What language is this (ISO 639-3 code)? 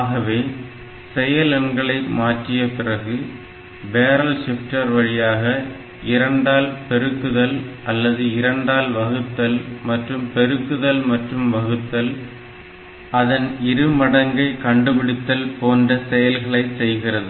tam